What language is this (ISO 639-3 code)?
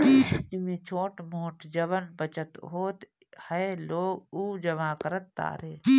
bho